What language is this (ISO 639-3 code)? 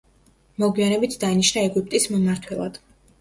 kat